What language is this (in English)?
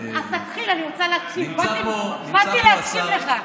Hebrew